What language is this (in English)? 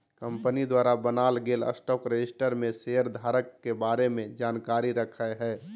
Magahi